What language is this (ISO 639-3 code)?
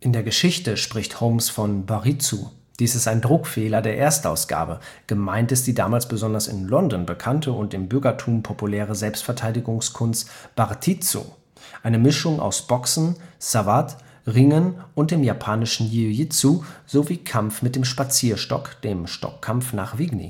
deu